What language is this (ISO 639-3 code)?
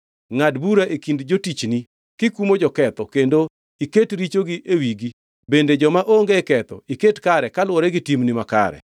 luo